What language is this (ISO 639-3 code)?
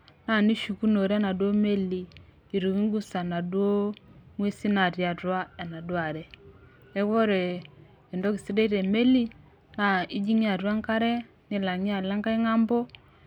mas